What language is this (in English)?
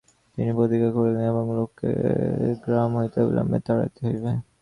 Bangla